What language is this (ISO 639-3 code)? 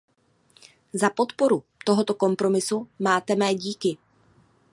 ces